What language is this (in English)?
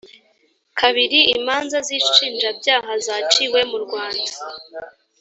Kinyarwanda